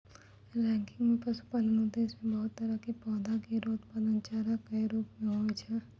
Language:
Maithili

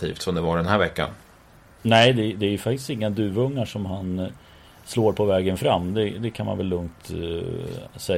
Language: Swedish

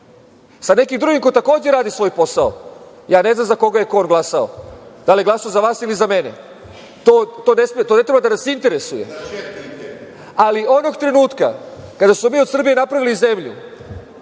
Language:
Serbian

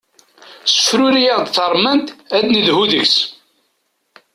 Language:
Kabyle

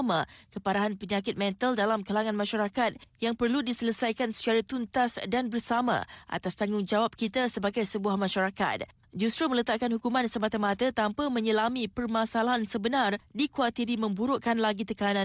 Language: Malay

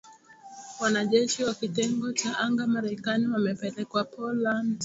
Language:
Swahili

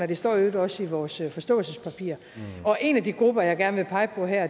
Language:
Danish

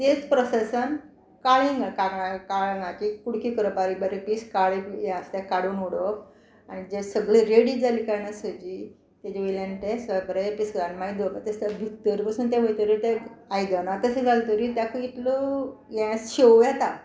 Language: Konkani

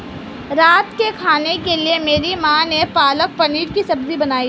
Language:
Hindi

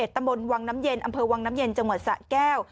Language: Thai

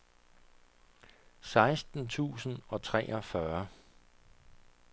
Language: Danish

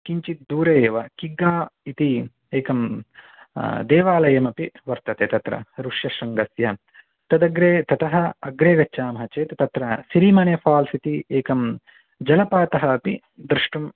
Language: Sanskrit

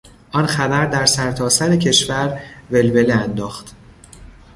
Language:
Persian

